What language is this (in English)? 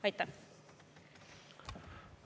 Estonian